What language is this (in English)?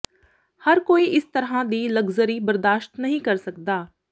Punjabi